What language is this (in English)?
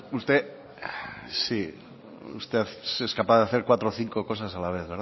Spanish